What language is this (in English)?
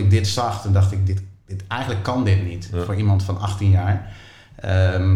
Dutch